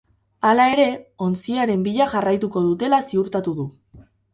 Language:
Basque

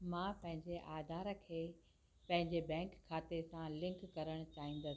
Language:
Sindhi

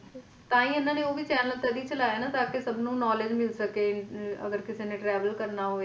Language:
Punjabi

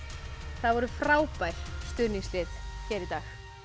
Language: Icelandic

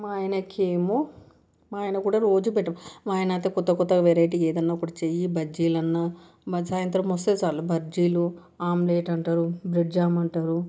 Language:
Telugu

